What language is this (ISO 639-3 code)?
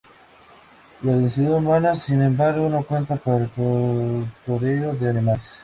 spa